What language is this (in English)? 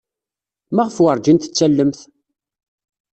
Kabyle